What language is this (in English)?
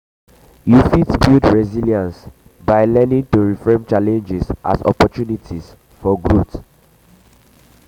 Nigerian Pidgin